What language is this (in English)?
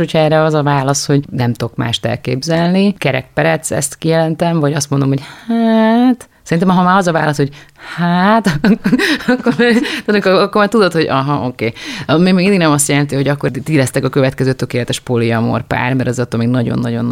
Hungarian